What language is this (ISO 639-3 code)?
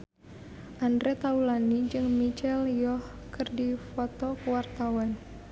sun